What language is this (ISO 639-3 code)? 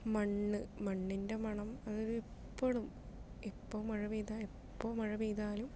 mal